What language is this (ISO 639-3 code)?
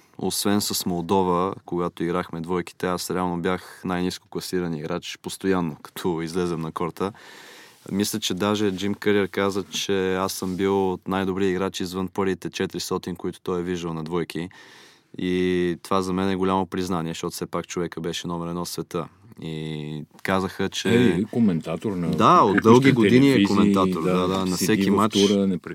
bul